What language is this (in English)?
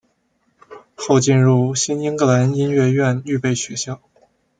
Chinese